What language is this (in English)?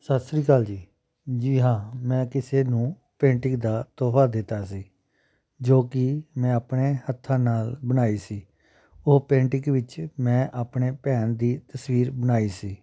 Punjabi